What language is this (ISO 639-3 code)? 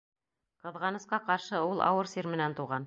bak